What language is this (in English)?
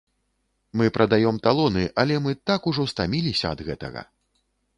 Belarusian